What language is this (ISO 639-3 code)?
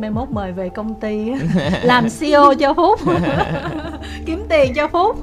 vie